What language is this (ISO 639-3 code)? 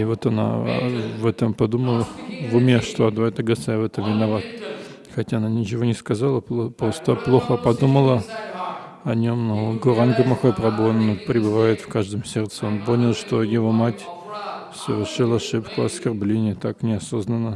rus